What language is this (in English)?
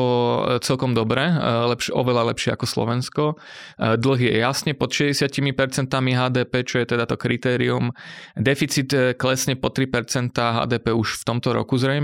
Slovak